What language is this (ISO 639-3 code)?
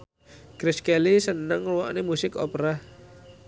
jav